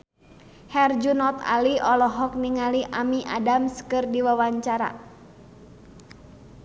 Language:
Sundanese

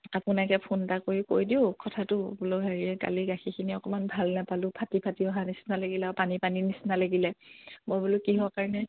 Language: Assamese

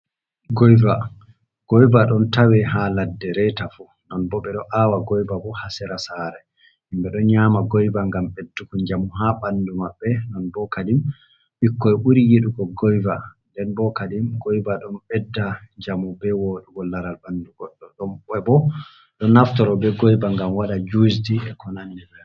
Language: Fula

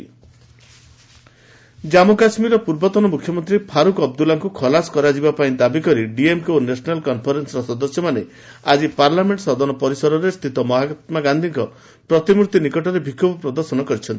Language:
Odia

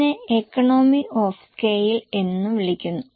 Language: Malayalam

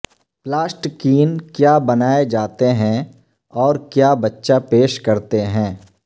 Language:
Urdu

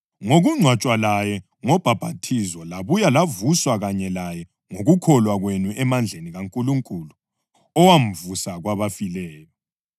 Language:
North Ndebele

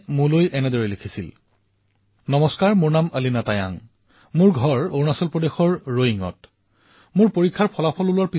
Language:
Assamese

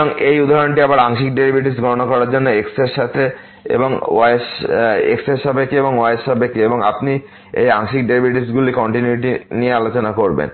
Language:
Bangla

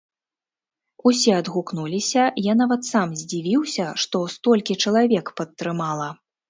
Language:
Belarusian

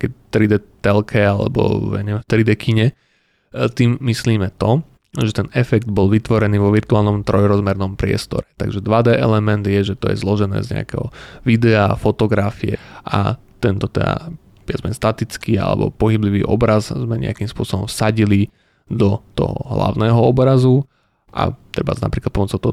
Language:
Slovak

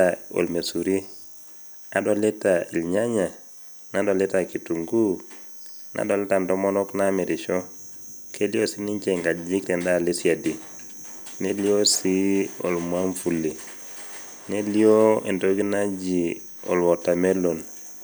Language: Masai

